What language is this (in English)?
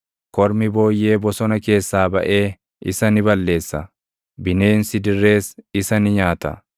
Oromo